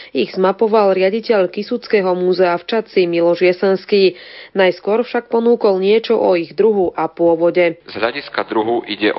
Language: Slovak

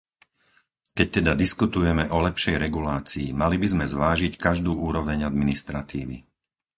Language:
Slovak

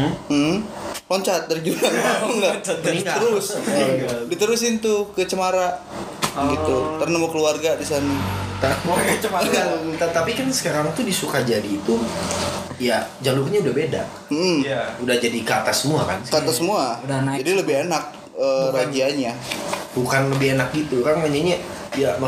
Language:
Indonesian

